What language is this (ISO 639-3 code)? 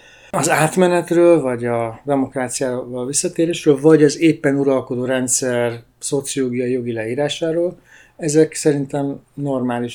hun